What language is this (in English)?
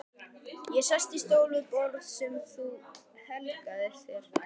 Icelandic